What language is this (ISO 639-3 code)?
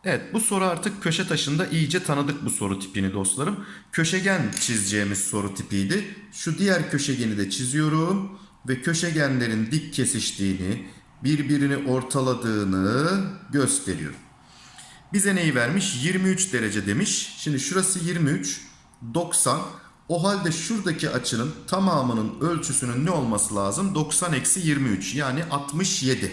tur